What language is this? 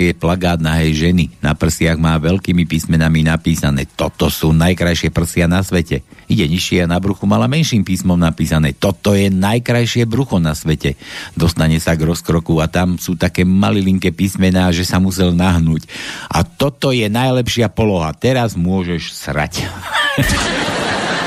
Slovak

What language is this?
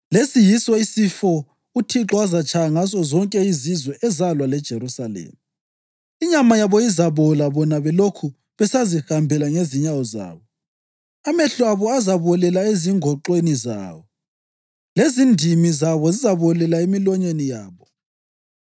North Ndebele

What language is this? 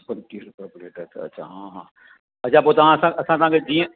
Sindhi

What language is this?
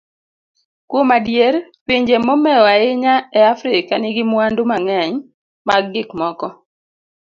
Luo (Kenya and Tanzania)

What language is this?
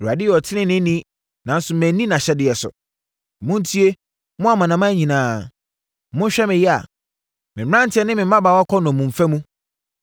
Akan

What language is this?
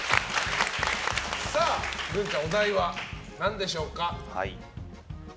Japanese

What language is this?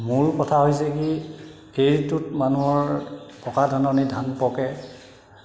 Assamese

